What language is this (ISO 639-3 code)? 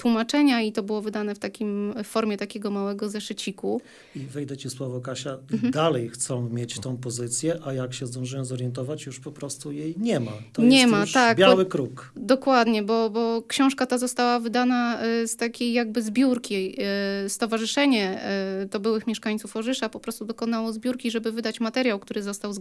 pol